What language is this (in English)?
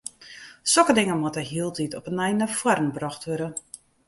Western Frisian